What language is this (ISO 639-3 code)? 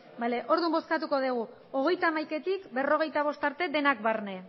eus